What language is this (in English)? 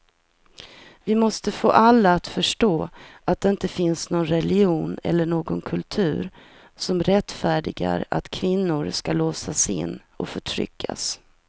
Swedish